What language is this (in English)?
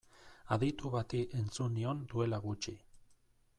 Basque